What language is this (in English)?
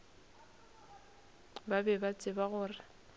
Northern Sotho